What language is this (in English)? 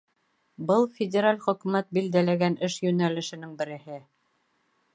Bashkir